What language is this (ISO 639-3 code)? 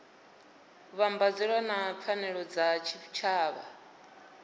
ven